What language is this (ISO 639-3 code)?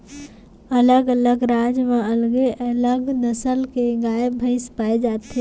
hne